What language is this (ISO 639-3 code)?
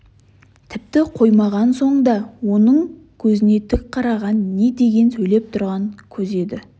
kaz